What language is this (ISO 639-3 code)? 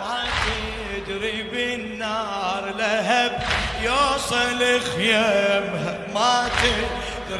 ara